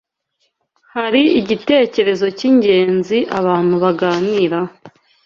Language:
Kinyarwanda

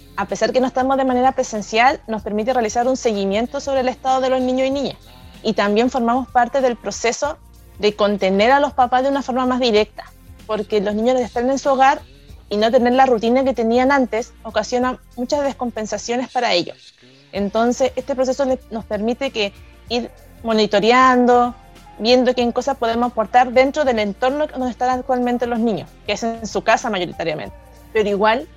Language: Spanish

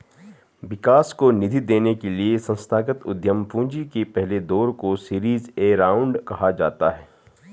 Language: Hindi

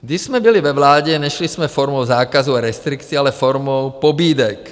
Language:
Czech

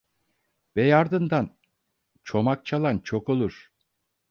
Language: Turkish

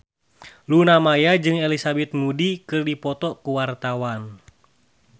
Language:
Sundanese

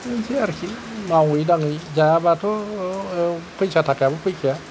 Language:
Bodo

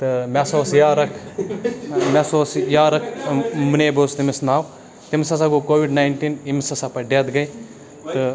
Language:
Kashmiri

